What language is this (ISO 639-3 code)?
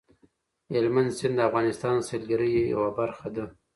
pus